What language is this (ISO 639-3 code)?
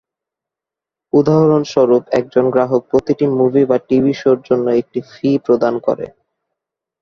ben